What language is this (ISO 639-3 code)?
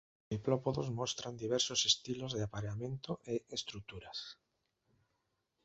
glg